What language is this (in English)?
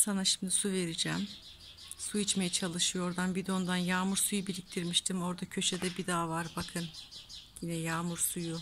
Turkish